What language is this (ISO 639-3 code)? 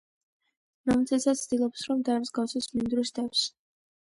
kat